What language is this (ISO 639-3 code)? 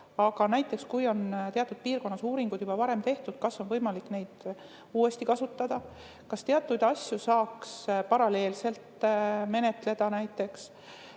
est